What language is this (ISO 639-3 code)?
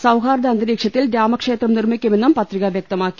mal